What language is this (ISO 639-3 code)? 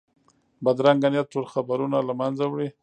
pus